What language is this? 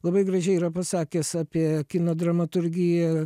Lithuanian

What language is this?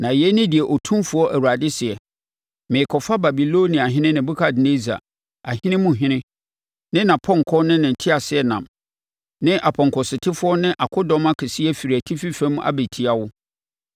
Akan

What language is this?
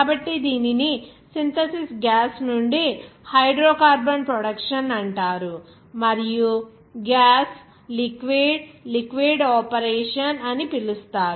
Telugu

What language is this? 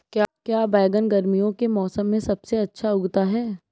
Hindi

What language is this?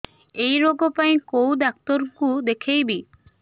Odia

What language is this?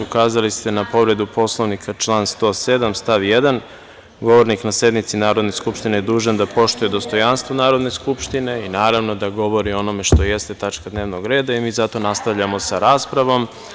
Serbian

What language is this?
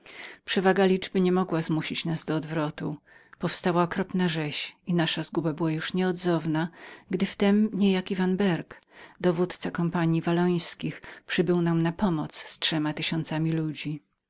Polish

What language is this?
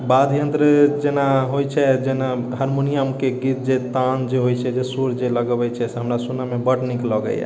Maithili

